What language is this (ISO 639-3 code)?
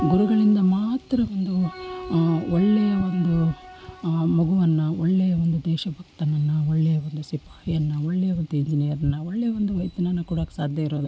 kan